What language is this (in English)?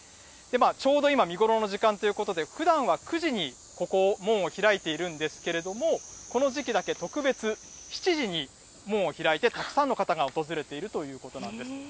Japanese